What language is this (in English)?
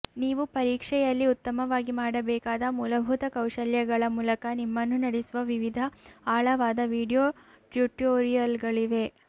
Kannada